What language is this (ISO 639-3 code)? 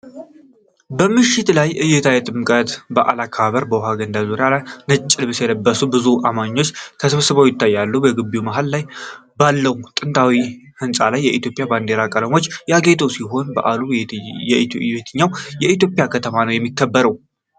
amh